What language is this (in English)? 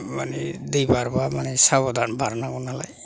Bodo